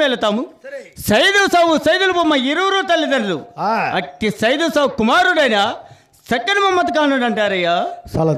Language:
Telugu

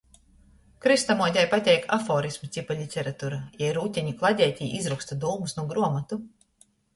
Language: Latgalian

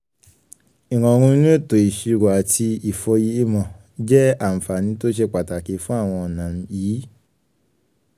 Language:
Yoruba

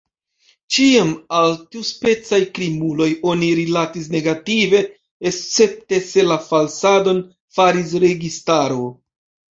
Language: Esperanto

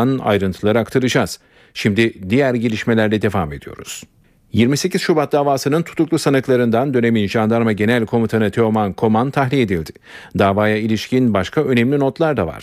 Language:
Turkish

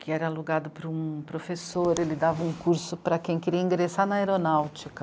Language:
Portuguese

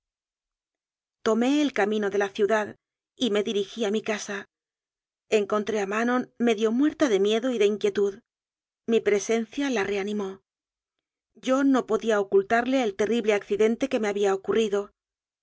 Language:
Spanish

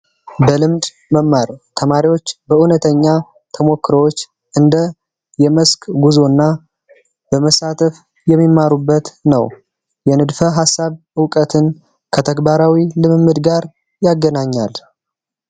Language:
Amharic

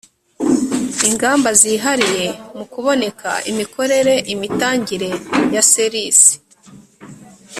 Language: Kinyarwanda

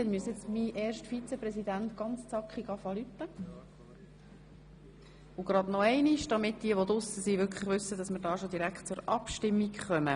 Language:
Swiss German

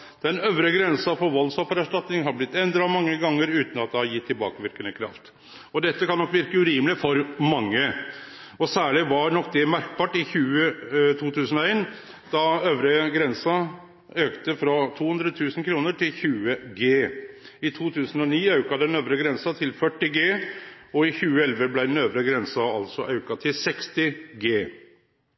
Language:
Norwegian Nynorsk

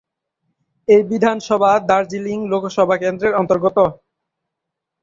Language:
Bangla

